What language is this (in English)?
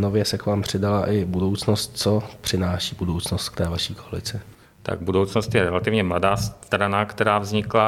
Czech